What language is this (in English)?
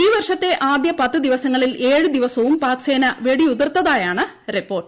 Malayalam